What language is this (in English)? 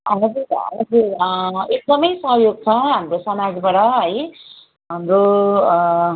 Nepali